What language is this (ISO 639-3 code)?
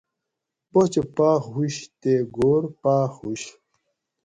gwc